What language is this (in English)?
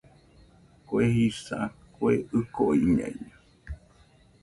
Nüpode Huitoto